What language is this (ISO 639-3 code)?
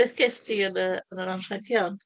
cym